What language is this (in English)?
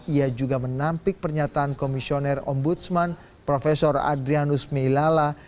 Indonesian